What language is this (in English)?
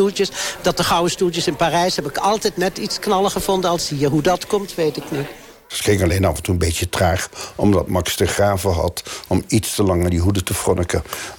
Dutch